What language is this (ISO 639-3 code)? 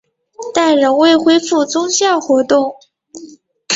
zho